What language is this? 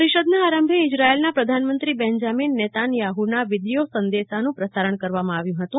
Gujarati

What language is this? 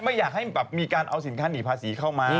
Thai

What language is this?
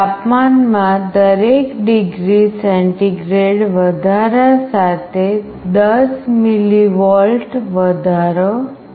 Gujarati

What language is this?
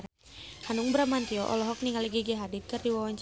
Sundanese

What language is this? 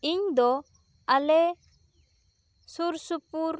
Santali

